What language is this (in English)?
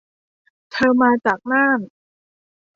Thai